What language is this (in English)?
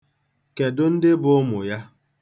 Igbo